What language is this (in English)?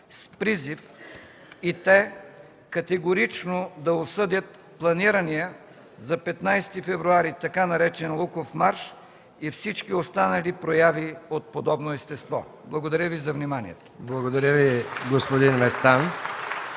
Bulgarian